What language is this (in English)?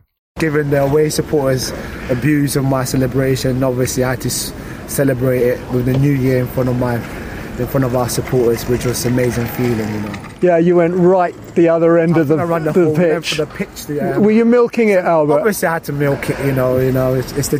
Swedish